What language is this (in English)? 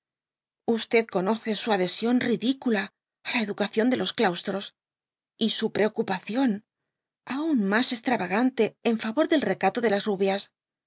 Spanish